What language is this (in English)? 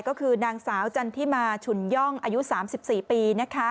Thai